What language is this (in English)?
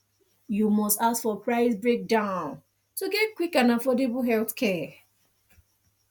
Nigerian Pidgin